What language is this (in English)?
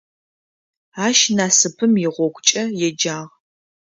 Adyghe